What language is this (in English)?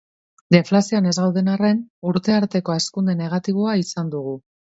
Basque